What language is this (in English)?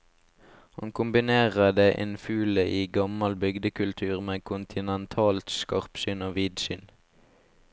Norwegian